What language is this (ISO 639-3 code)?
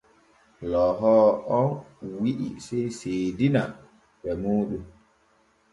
fue